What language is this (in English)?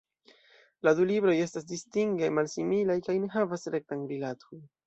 Esperanto